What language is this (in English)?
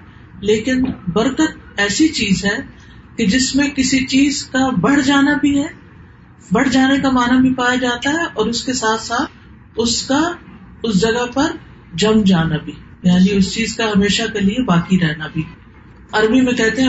Urdu